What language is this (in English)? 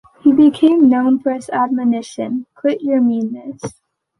English